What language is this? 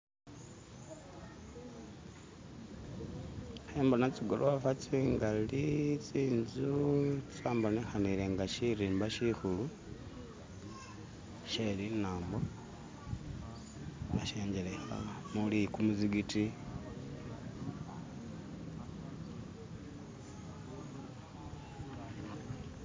Masaaba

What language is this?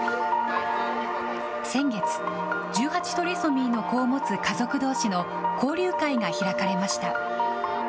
Japanese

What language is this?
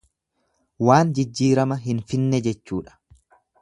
Oromo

